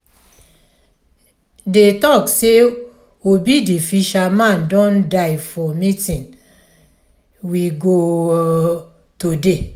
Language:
Nigerian Pidgin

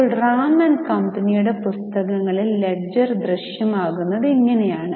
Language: Malayalam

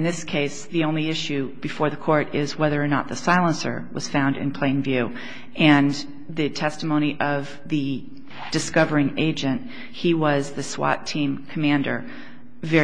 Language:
English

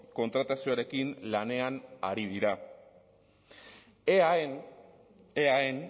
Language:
Basque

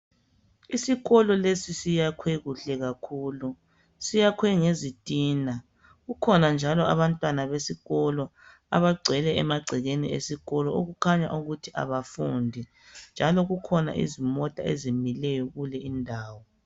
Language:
North Ndebele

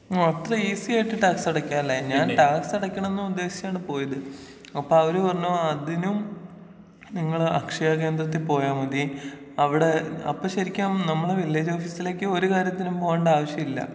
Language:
Malayalam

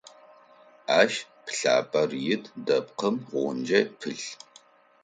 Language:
Adyghe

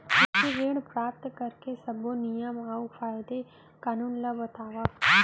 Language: Chhattisgarhi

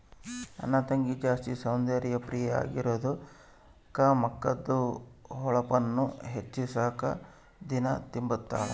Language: Kannada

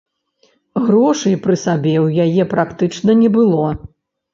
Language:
Belarusian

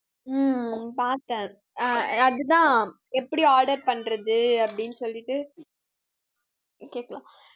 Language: Tamil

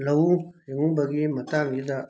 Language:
Manipuri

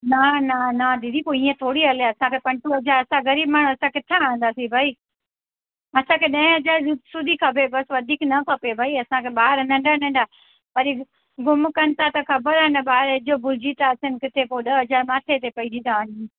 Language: Sindhi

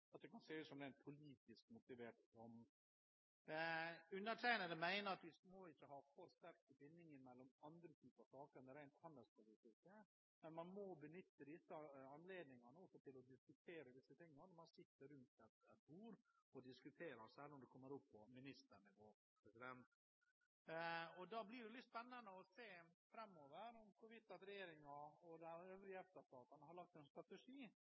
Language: Norwegian Bokmål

